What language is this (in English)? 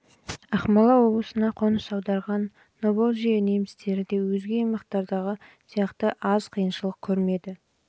Kazakh